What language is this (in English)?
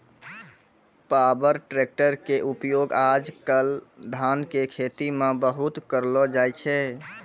Maithili